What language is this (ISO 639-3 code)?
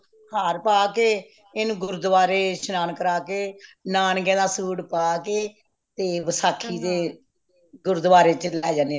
pan